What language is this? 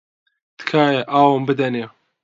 Central Kurdish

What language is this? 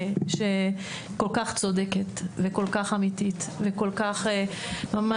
Hebrew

